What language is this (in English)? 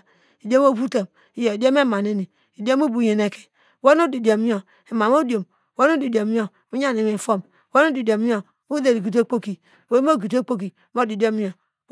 Degema